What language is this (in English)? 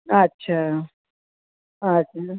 Sindhi